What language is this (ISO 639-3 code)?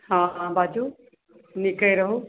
mai